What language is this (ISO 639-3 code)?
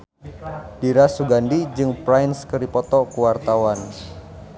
sun